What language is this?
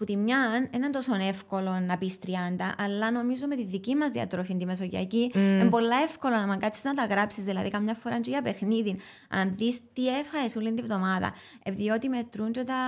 Greek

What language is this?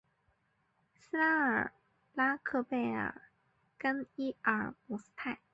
Chinese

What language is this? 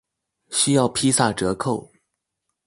Chinese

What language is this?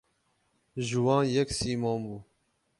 Kurdish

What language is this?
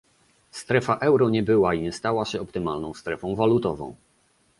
Polish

